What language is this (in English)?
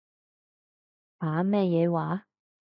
Cantonese